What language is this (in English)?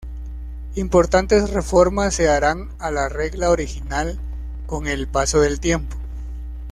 Spanish